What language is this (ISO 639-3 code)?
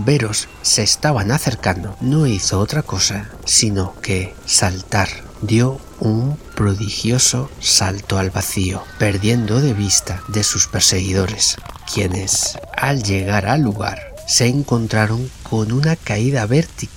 spa